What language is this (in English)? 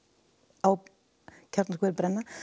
Icelandic